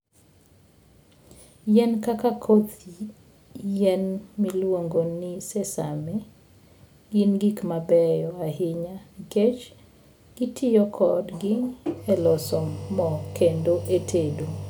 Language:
Luo (Kenya and Tanzania)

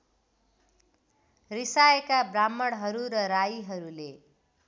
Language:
Nepali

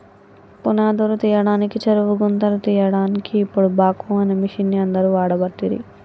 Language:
Telugu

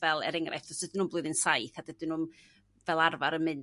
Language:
Welsh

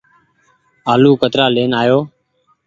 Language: Goaria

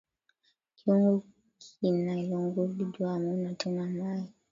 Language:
Swahili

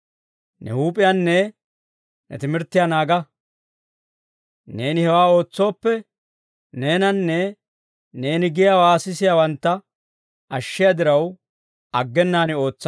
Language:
Dawro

